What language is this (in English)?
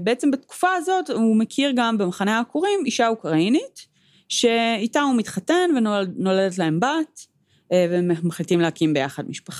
Hebrew